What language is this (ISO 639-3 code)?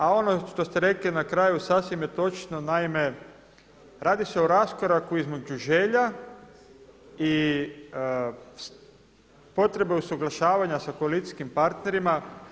hrv